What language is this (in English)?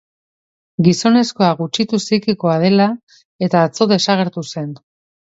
Basque